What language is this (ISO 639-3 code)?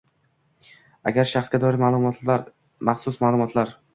uzb